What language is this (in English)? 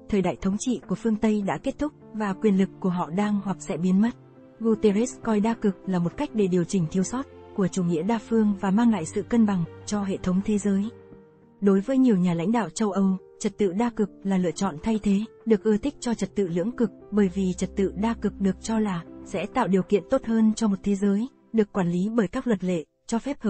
Vietnamese